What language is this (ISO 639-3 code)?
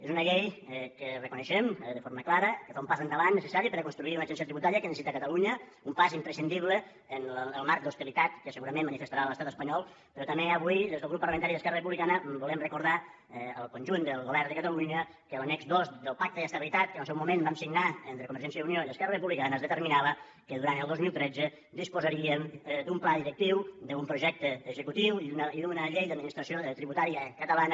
cat